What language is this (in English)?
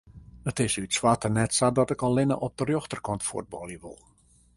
Western Frisian